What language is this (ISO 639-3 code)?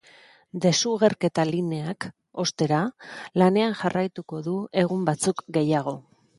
eus